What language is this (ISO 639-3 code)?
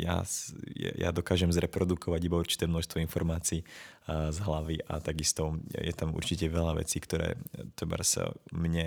ces